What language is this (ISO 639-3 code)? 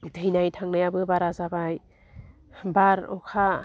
brx